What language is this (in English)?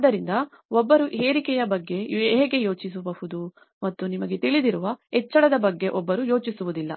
Kannada